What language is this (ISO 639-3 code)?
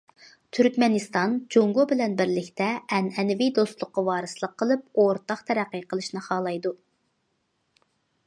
uig